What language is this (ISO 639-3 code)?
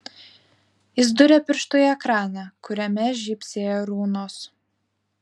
lit